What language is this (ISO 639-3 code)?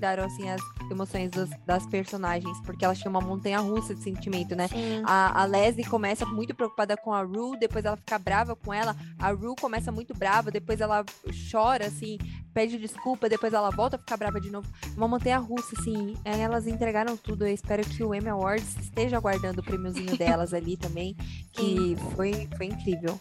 por